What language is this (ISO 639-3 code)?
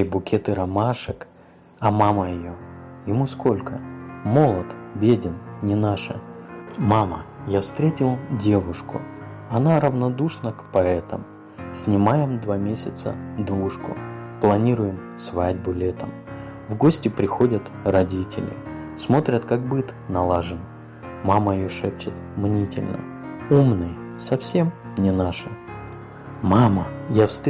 rus